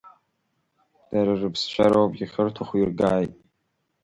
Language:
Abkhazian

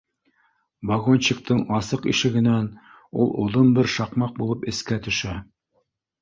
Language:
Bashkir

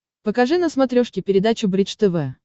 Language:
Russian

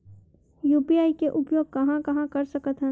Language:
Chhattisgarhi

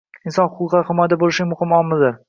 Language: Uzbek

